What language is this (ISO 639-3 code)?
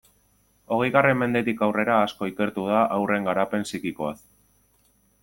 eus